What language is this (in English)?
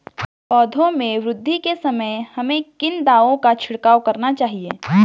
Hindi